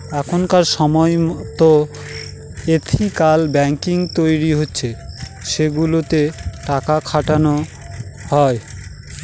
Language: Bangla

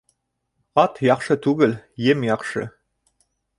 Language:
Bashkir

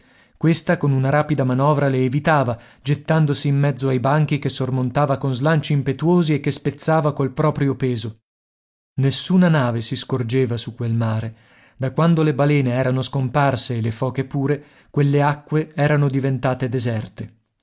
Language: Italian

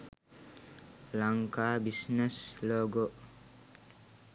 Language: Sinhala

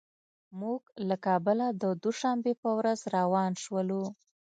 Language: Pashto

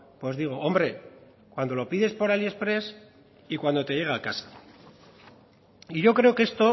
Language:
Spanish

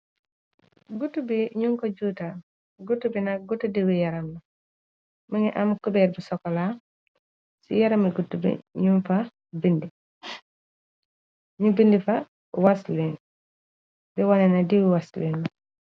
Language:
Wolof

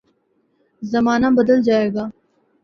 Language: Urdu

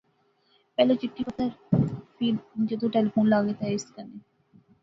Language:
Pahari-Potwari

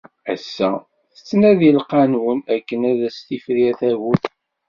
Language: Kabyle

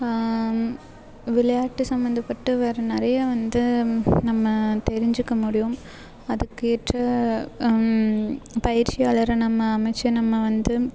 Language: Tamil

